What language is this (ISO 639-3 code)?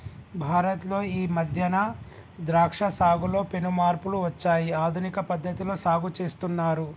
tel